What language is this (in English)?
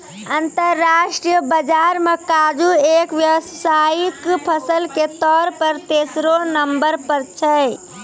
Maithili